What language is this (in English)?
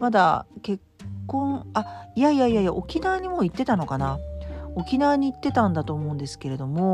Japanese